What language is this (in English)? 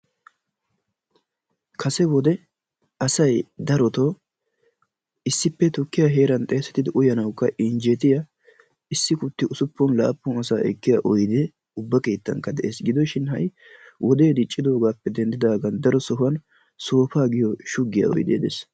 Wolaytta